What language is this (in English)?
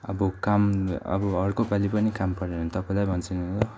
Nepali